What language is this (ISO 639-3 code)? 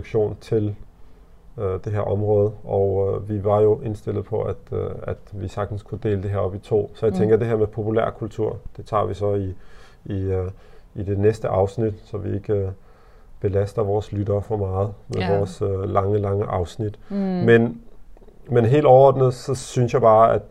dan